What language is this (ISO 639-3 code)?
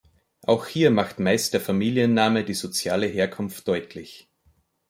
deu